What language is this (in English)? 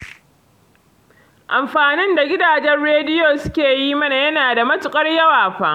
Hausa